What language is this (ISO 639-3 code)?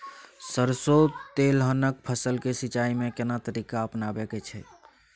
mai